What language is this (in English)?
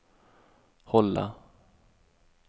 Swedish